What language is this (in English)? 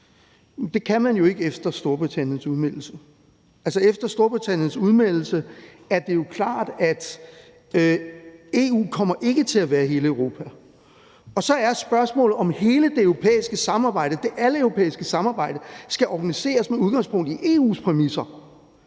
Danish